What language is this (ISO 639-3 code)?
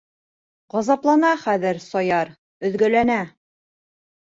bak